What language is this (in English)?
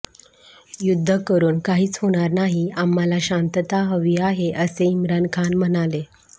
Marathi